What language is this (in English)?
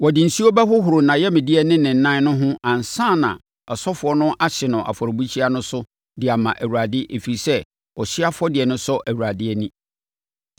Akan